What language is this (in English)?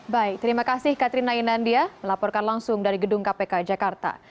Indonesian